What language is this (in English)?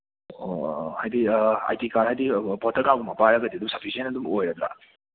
Manipuri